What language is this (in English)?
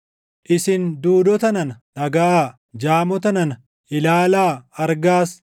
Oromo